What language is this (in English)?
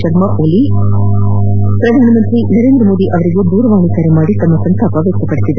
Kannada